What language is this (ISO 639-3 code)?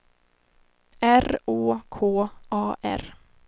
swe